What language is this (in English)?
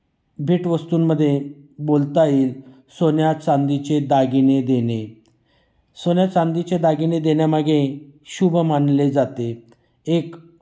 Marathi